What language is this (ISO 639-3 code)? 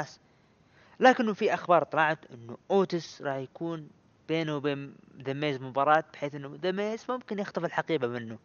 ara